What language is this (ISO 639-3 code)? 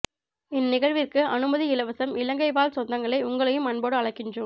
tam